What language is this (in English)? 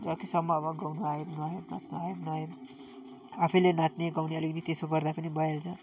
Nepali